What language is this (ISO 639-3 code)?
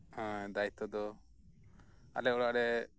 sat